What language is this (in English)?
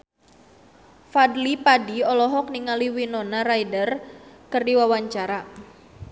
Sundanese